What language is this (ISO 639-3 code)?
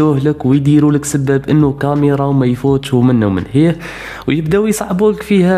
ara